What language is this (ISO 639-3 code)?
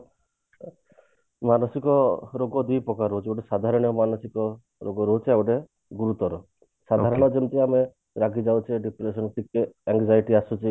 ori